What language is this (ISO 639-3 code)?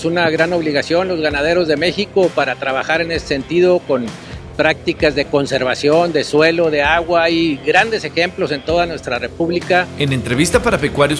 spa